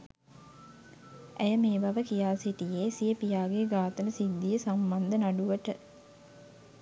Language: Sinhala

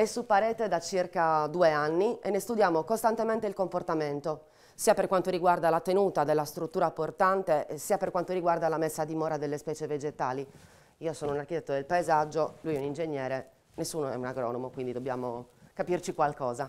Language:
Italian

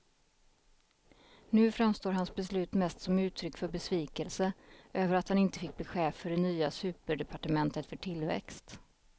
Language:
Swedish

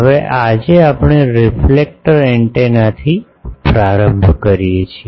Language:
Gujarati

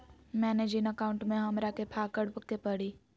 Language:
Magahi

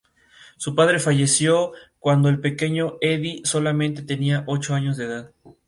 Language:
Spanish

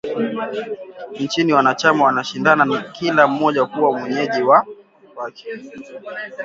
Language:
Swahili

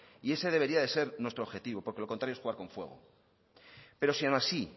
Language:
Spanish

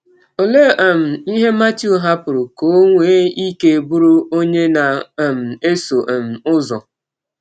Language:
Igbo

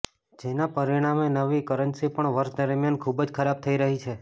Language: Gujarati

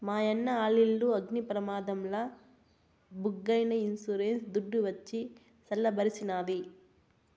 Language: Telugu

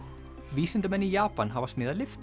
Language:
Icelandic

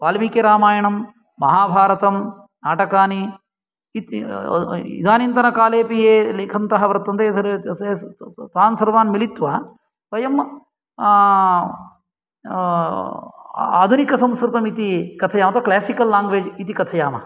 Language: Sanskrit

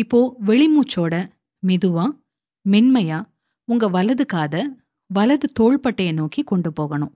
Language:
Tamil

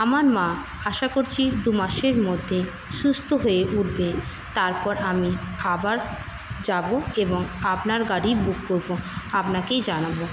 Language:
Bangla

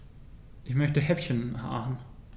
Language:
German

